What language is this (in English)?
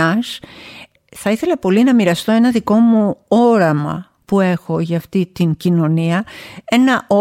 Greek